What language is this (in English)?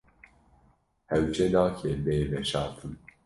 Kurdish